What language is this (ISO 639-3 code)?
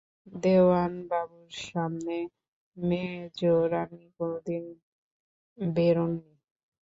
ben